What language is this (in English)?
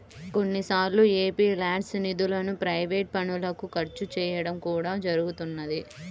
Telugu